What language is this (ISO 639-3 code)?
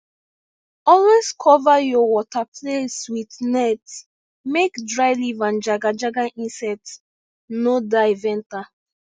pcm